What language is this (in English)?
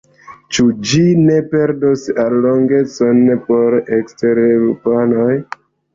Esperanto